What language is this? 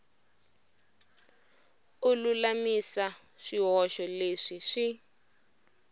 Tsonga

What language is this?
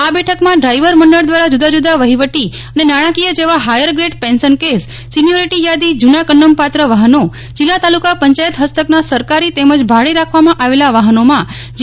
Gujarati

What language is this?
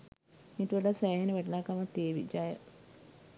Sinhala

